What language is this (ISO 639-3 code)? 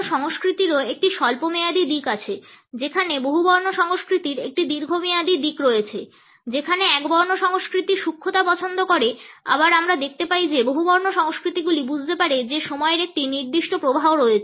ben